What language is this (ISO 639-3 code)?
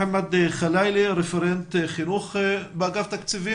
heb